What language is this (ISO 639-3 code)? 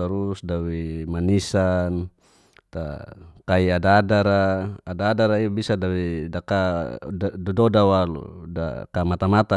ges